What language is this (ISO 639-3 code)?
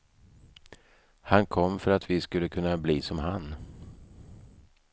swe